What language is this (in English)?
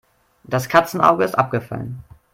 German